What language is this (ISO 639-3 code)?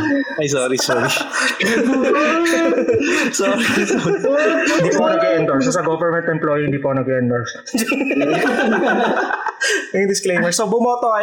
fil